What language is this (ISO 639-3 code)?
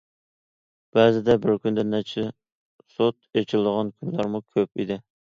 uig